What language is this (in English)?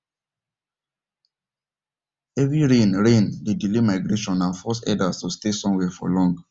Nigerian Pidgin